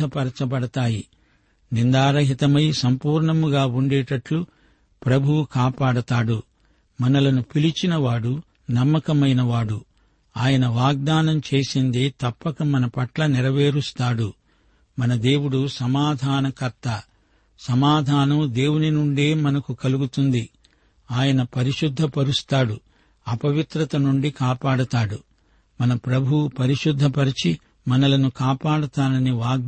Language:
Telugu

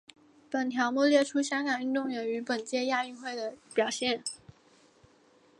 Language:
Chinese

